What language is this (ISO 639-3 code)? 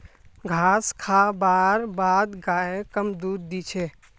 mag